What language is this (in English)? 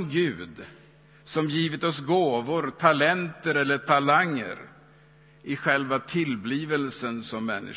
Swedish